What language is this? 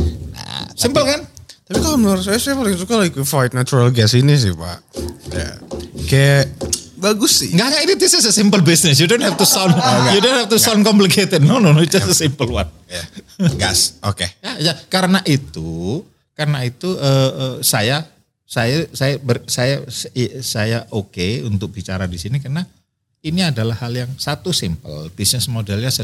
Indonesian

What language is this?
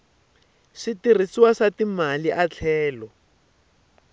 Tsonga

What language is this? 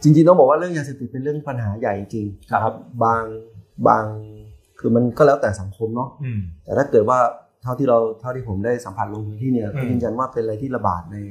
Thai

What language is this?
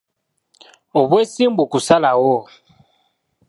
Ganda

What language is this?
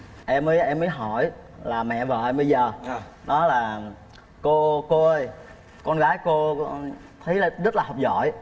Vietnamese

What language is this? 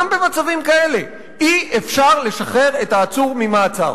Hebrew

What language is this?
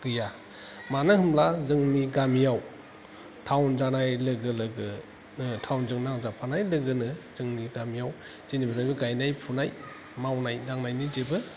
Bodo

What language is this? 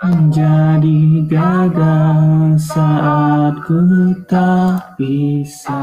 Indonesian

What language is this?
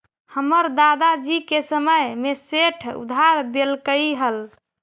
Magahi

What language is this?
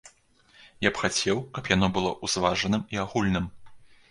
Belarusian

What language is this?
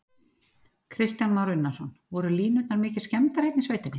Icelandic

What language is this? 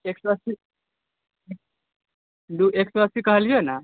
Maithili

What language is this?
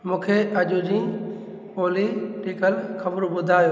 Sindhi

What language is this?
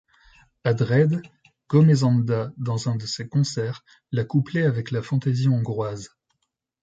French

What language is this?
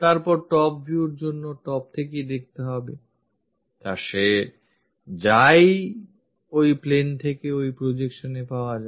Bangla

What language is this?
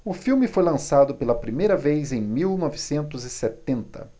Portuguese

